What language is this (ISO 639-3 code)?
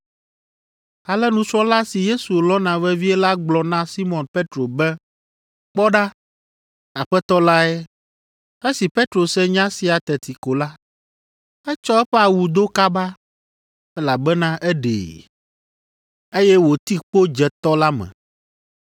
ewe